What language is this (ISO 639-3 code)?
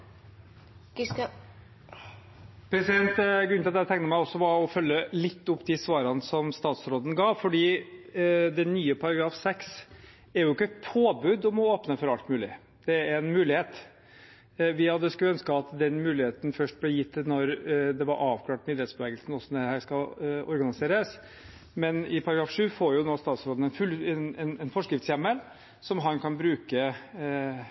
nob